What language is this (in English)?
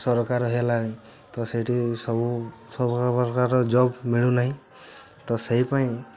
Odia